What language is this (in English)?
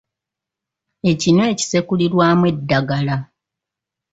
Ganda